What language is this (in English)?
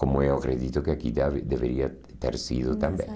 Portuguese